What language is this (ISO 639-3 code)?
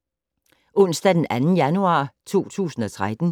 dan